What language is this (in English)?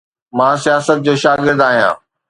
Sindhi